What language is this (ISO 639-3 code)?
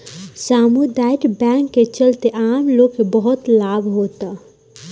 bho